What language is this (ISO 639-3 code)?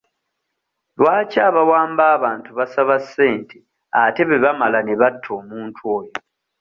lug